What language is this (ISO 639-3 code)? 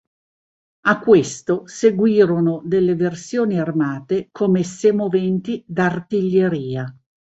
ita